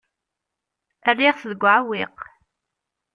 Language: Kabyle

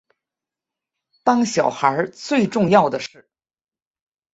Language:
Chinese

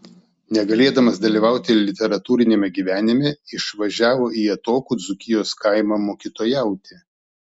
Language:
Lithuanian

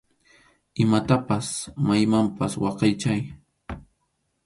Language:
Arequipa-La Unión Quechua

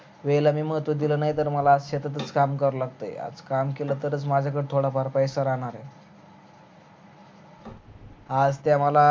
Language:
Marathi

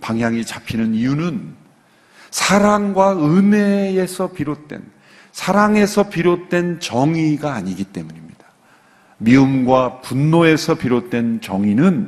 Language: Korean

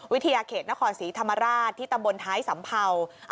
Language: Thai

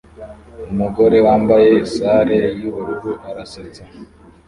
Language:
Kinyarwanda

